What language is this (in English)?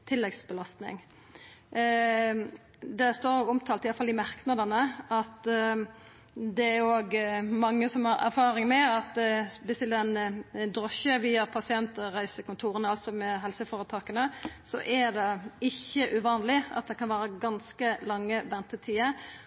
Norwegian Nynorsk